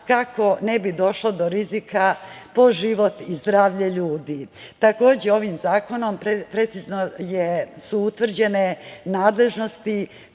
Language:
Serbian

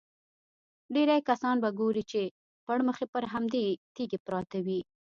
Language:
Pashto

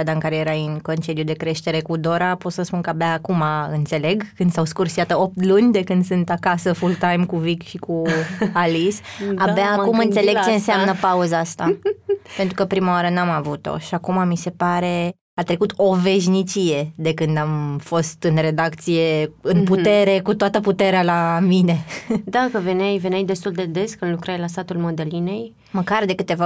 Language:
Romanian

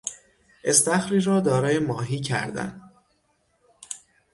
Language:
Persian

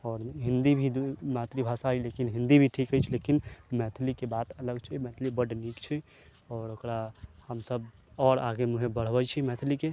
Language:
Maithili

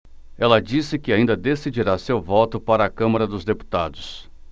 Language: Portuguese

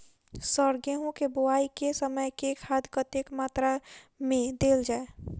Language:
Maithili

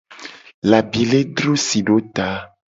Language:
Gen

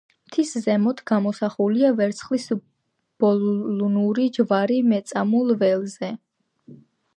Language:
Georgian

